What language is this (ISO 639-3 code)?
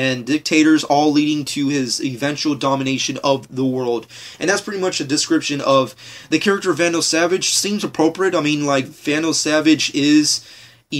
eng